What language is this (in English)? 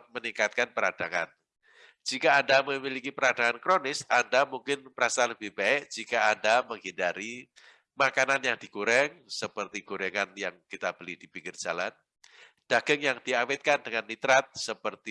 Indonesian